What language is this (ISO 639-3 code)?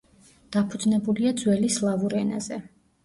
kat